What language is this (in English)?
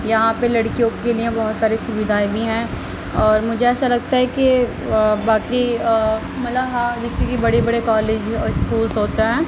Urdu